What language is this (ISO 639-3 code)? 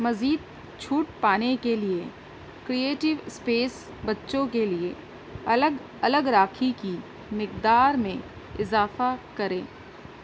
urd